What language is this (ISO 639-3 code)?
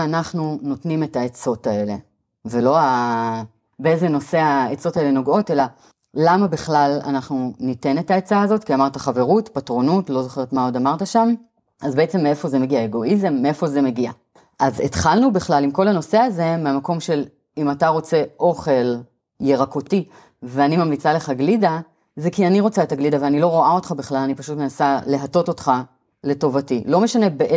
heb